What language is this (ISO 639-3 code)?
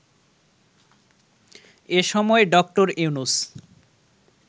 ben